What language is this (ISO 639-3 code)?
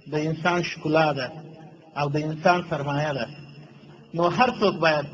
tur